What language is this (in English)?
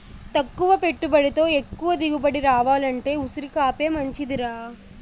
Telugu